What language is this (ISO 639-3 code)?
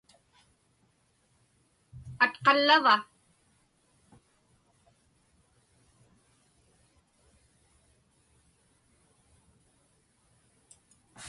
ipk